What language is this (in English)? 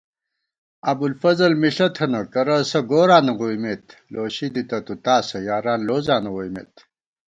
Gawar-Bati